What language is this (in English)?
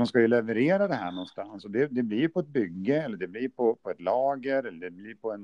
Swedish